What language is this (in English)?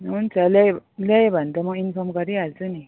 Nepali